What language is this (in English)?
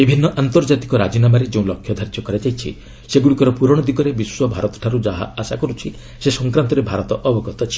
Odia